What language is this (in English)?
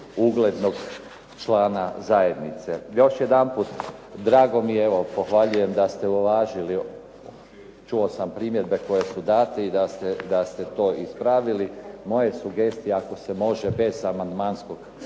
Croatian